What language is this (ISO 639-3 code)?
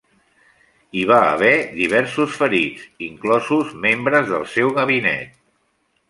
cat